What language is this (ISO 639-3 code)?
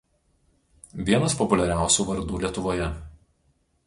lit